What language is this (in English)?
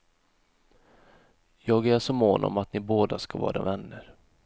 Swedish